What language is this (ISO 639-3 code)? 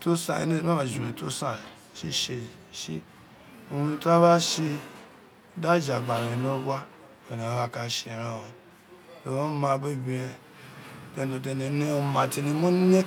its